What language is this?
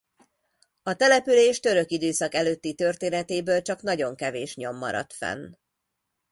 Hungarian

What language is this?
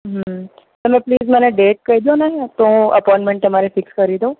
Gujarati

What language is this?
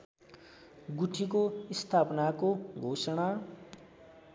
Nepali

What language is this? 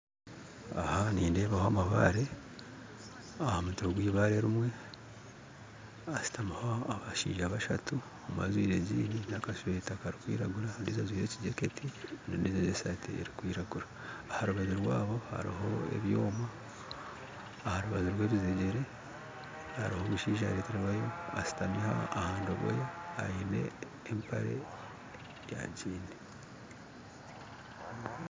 Nyankole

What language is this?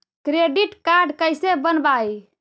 Magahi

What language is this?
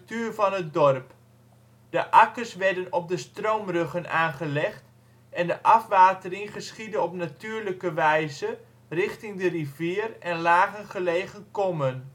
Dutch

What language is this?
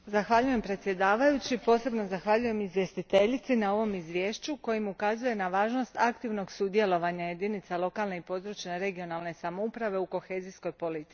Croatian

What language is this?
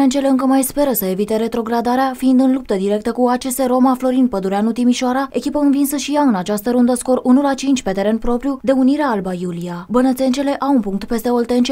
Romanian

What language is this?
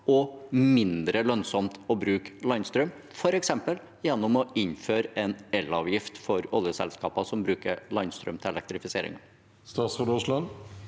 Norwegian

